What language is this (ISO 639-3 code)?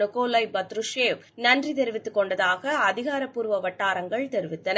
tam